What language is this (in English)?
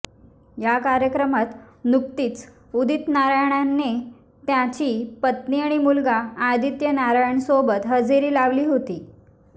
Marathi